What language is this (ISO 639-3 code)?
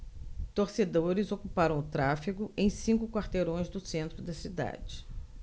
por